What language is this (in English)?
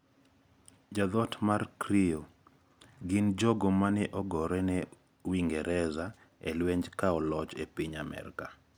Luo (Kenya and Tanzania)